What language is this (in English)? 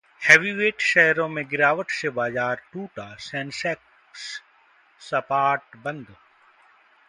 Hindi